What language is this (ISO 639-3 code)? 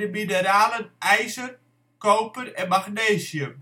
nld